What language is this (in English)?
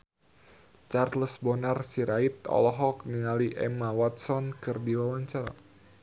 Sundanese